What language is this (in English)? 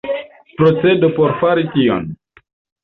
Esperanto